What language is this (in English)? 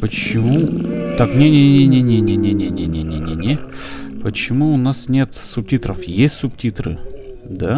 Russian